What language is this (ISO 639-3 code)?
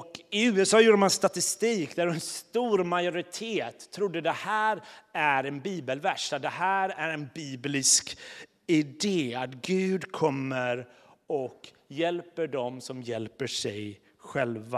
swe